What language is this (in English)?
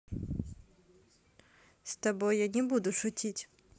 Russian